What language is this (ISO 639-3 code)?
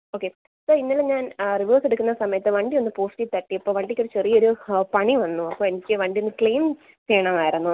mal